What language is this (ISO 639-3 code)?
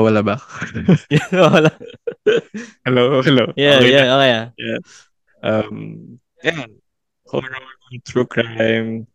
fil